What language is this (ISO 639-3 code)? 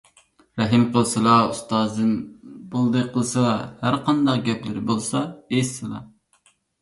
uig